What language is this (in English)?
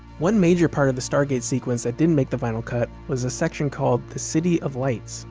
English